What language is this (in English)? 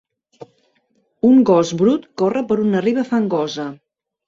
Catalan